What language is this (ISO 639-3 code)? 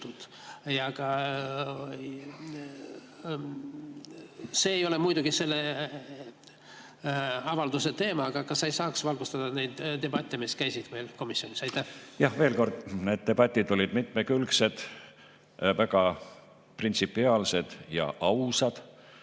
est